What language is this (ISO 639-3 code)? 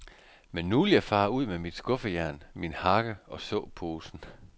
dan